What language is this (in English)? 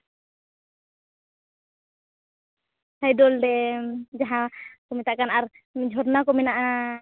Santali